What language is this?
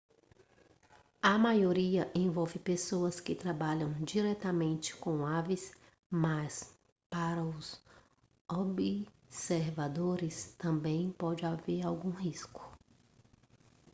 Portuguese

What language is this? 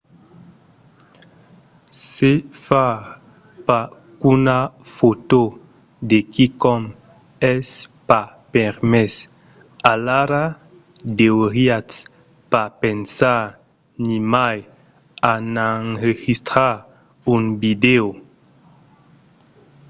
Occitan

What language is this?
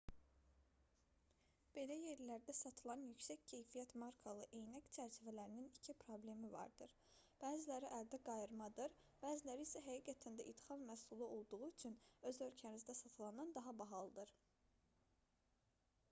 Azerbaijani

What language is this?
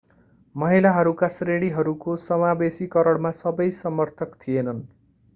Nepali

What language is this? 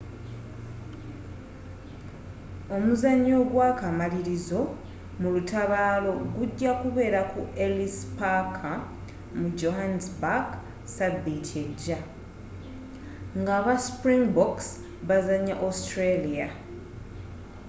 Ganda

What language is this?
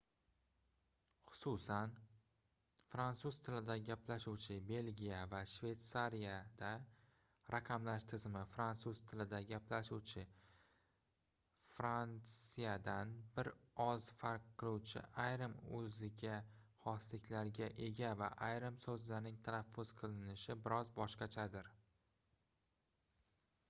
Uzbek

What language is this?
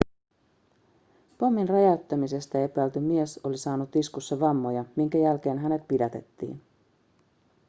Finnish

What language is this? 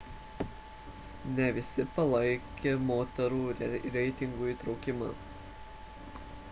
Lithuanian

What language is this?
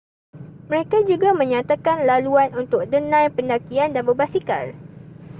Malay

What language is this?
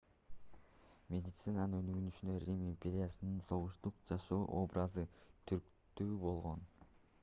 Kyrgyz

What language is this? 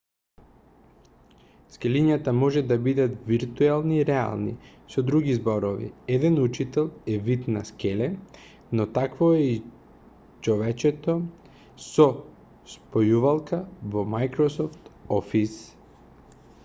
Macedonian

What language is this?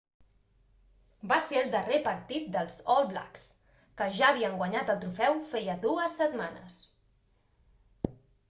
Catalan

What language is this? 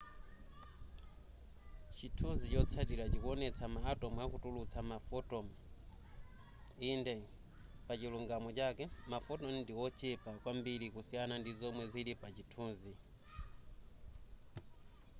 Nyanja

